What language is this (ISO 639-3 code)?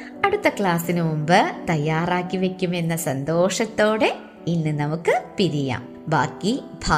mal